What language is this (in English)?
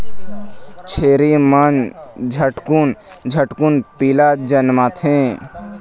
Chhattisgarhi